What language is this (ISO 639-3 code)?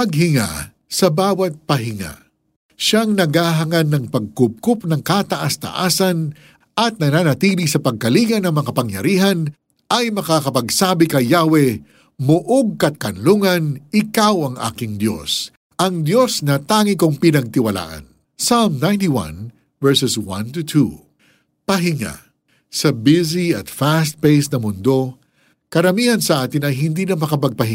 fil